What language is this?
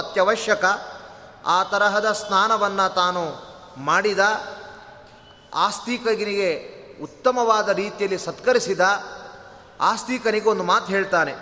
Kannada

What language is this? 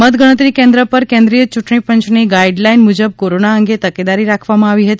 Gujarati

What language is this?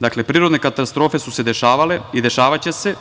Serbian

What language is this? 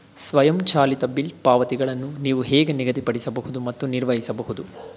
Kannada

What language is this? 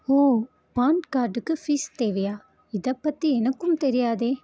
Tamil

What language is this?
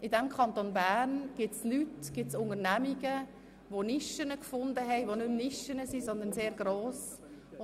Swiss German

